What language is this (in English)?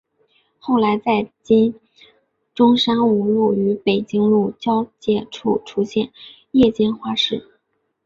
Chinese